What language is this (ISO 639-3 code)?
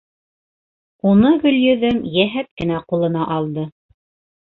bak